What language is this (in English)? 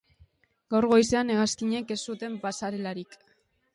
Basque